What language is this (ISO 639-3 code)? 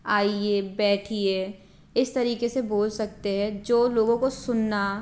hin